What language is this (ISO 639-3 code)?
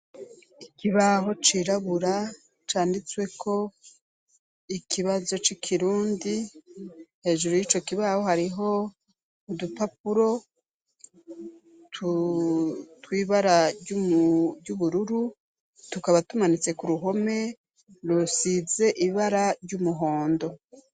run